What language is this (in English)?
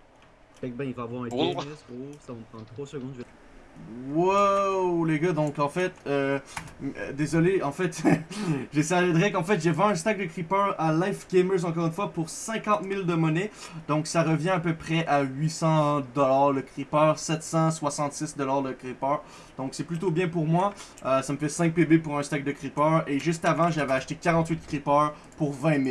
French